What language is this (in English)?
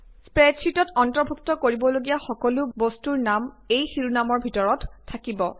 Assamese